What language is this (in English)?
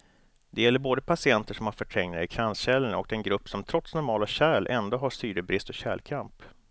Swedish